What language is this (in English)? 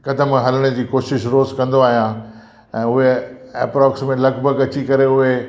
Sindhi